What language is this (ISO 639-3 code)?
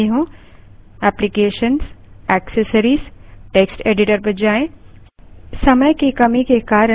hin